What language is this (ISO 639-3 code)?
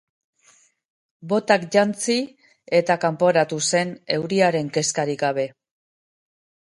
eus